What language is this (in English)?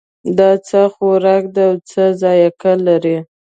Pashto